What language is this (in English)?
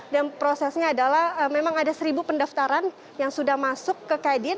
Indonesian